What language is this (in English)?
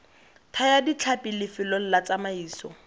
Tswana